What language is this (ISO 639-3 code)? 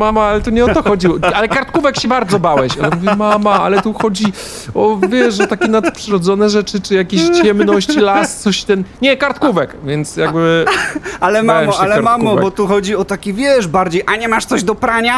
pol